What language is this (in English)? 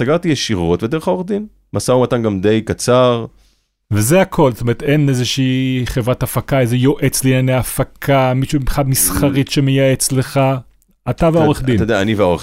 Hebrew